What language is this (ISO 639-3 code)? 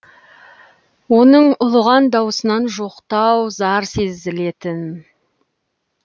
kaz